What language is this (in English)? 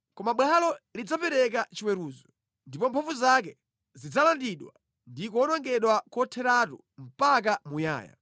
Nyanja